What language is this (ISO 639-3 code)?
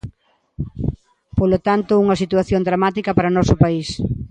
glg